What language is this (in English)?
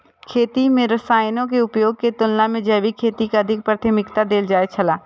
Maithili